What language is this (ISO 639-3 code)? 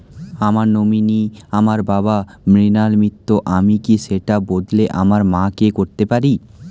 ben